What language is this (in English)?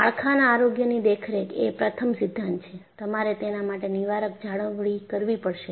Gujarati